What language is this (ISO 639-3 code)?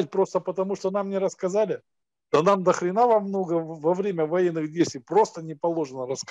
rus